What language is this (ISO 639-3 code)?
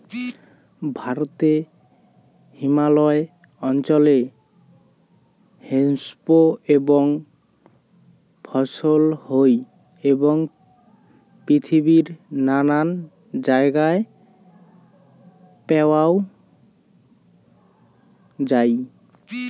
ben